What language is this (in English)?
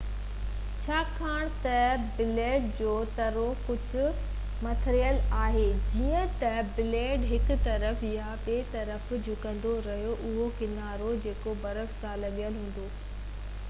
Sindhi